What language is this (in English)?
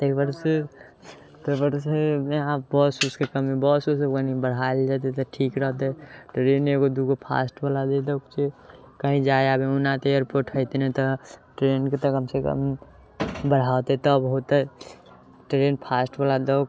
Maithili